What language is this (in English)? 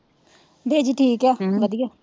Punjabi